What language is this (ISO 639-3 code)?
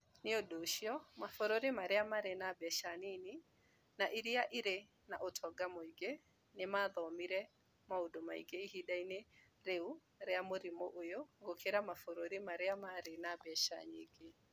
kik